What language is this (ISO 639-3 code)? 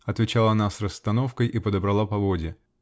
rus